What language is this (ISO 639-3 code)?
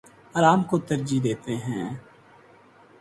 urd